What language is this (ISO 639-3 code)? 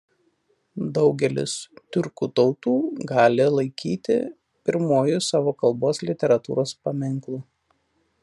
lit